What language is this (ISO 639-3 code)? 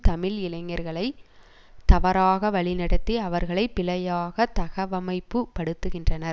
tam